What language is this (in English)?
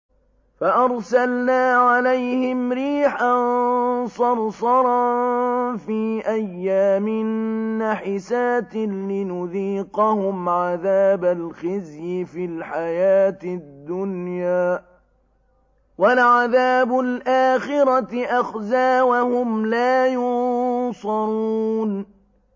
Arabic